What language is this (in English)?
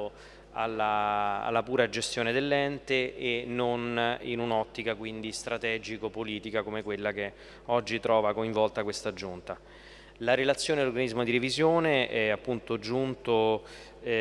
Italian